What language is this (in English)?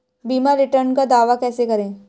Hindi